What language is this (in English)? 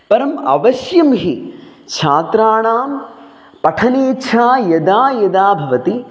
Sanskrit